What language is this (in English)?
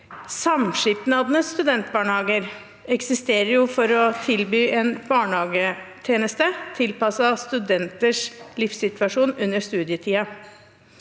Norwegian